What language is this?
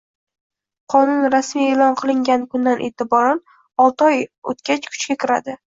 Uzbek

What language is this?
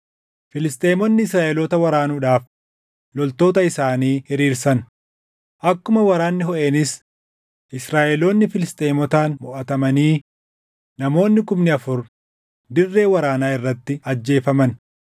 Oromo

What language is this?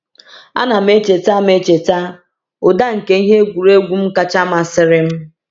Igbo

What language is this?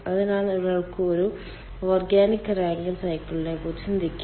Malayalam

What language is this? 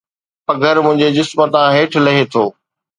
Sindhi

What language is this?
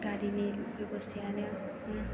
Bodo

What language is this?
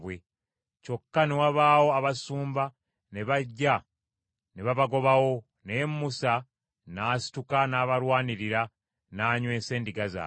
Ganda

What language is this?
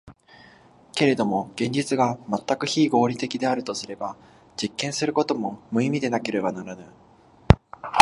Japanese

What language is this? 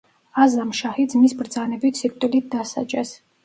Georgian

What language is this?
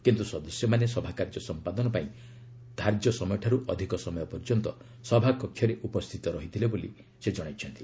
Odia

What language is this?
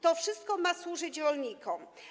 Polish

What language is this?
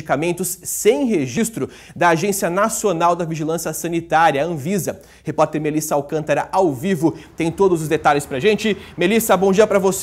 Portuguese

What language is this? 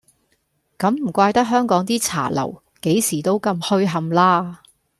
Cantonese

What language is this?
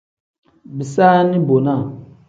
Tem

